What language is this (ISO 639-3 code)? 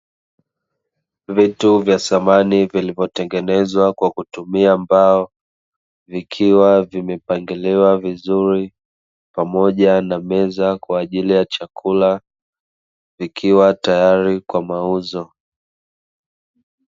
swa